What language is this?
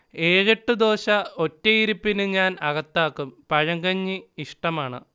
Malayalam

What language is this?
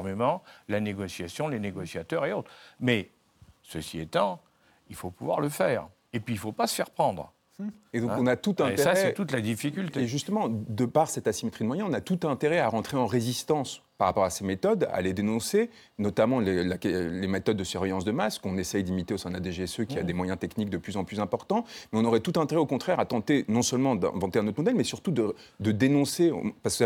French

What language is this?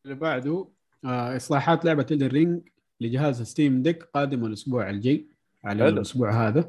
Arabic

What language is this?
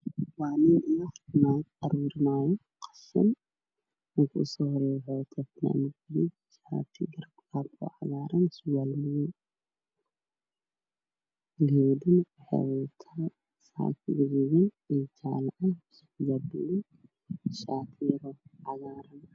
Somali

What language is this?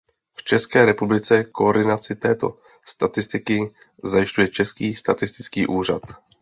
Czech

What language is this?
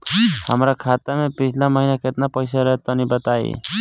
Bhojpuri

